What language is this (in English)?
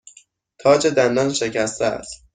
Persian